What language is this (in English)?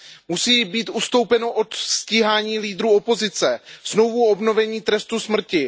Czech